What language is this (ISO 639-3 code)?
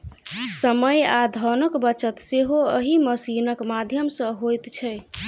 mai